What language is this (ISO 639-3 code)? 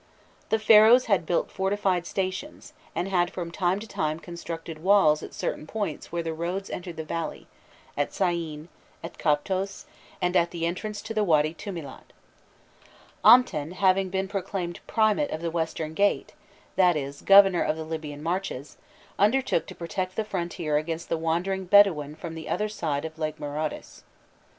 eng